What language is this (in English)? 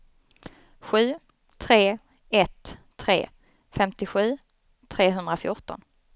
Swedish